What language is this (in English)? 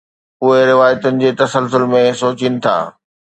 Sindhi